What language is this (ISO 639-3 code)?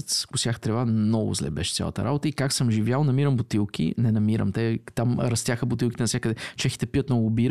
bul